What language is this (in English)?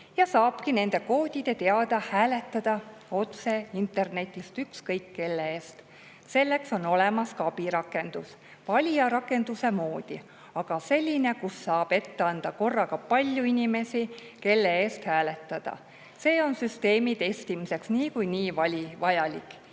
Estonian